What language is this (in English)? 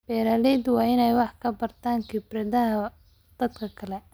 Somali